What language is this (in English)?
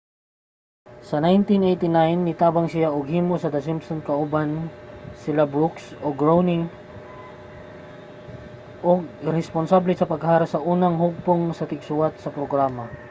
Cebuano